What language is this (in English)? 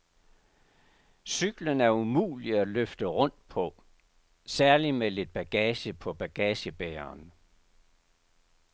Danish